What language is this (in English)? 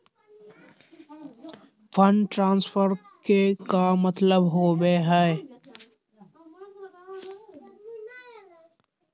Magahi